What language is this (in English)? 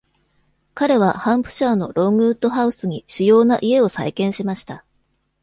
Japanese